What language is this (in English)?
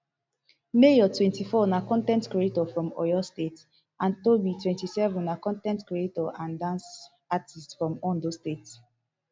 Nigerian Pidgin